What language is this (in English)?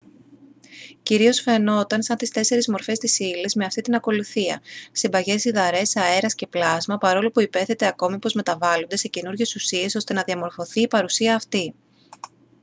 Greek